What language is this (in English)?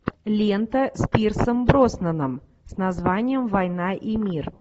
Russian